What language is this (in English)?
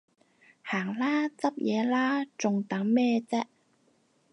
Cantonese